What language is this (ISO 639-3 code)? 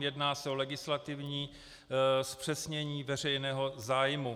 ces